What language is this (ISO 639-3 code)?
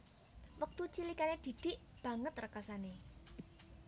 jav